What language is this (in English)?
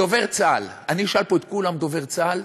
Hebrew